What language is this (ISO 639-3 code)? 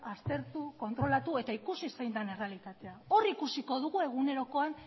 eus